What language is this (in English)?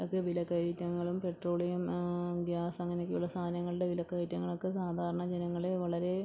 Malayalam